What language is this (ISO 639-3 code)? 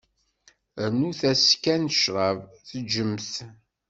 kab